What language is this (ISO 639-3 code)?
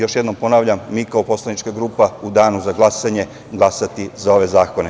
srp